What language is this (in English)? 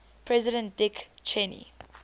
English